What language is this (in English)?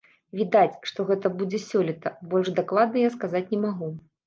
Belarusian